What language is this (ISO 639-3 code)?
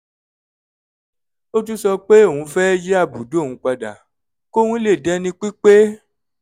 yor